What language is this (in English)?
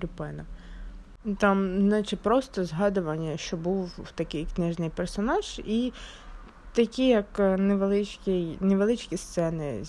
Ukrainian